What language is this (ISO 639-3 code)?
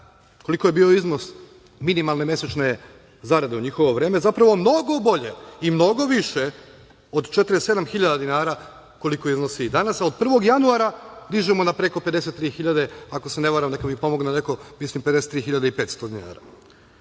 srp